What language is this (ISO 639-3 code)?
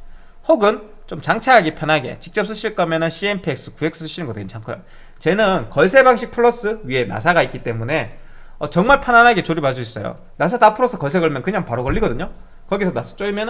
kor